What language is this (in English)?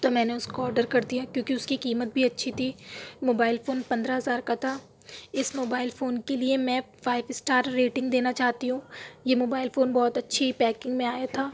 Urdu